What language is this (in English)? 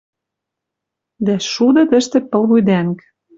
Western Mari